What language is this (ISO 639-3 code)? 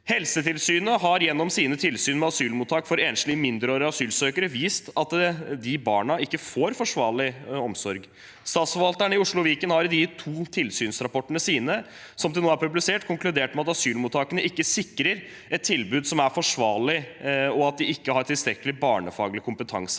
nor